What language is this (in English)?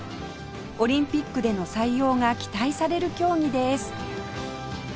Japanese